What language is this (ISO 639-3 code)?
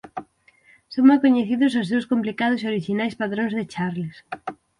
glg